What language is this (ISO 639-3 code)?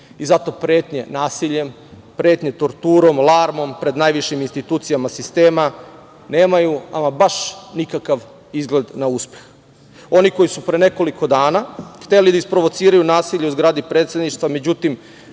srp